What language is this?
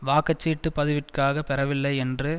Tamil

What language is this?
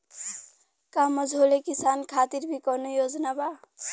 Bhojpuri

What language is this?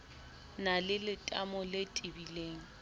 Southern Sotho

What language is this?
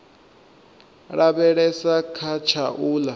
Venda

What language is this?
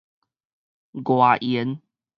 Min Nan Chinese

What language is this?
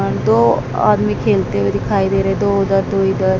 Hindi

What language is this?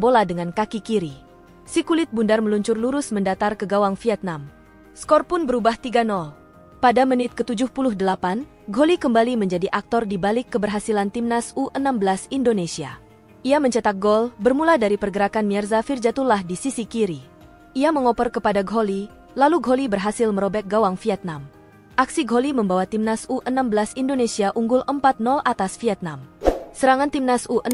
Indonesian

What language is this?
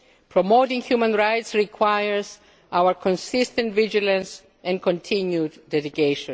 English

